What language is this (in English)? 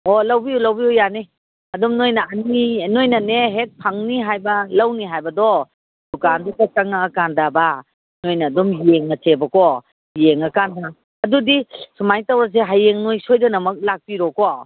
Manipuri